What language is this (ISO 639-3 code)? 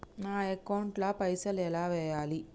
tel